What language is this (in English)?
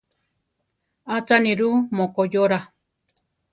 Central Tarahumara